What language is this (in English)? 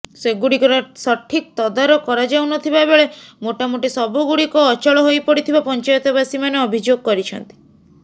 Odia